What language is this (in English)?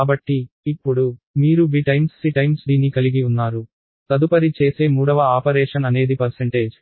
Telugu